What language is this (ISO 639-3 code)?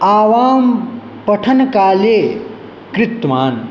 san